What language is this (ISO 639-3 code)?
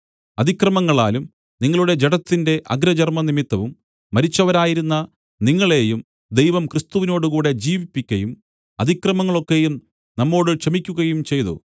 mal